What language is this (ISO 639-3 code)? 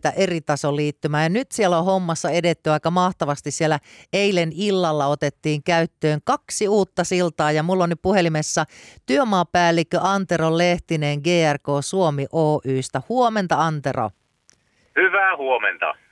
fin